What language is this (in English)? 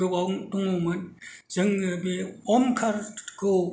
Bodo